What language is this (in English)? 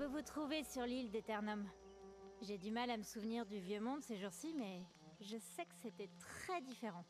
French